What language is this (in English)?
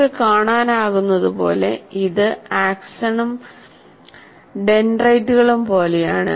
Malayalam